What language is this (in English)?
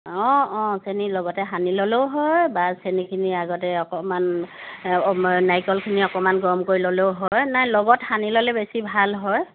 Assamese